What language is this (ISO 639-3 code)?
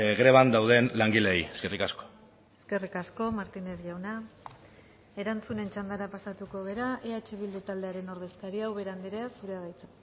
eus